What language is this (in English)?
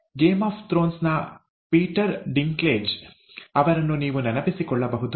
Kannada